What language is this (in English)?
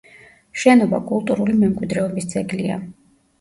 Georgian